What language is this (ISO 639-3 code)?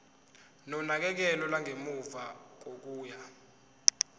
zul